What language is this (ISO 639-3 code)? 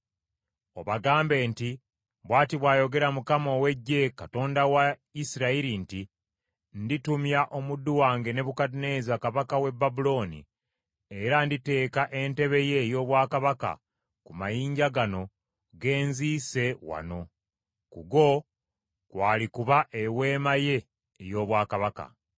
lug